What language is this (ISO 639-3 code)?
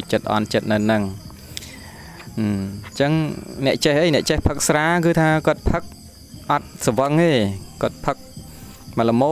tha